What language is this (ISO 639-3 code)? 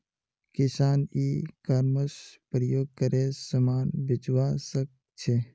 mag